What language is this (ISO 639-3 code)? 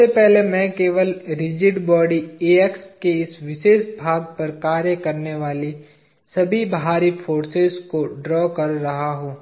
hin